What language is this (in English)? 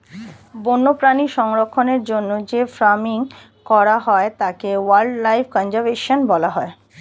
Bangla